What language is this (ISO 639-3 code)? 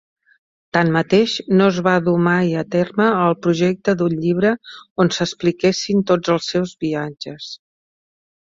cat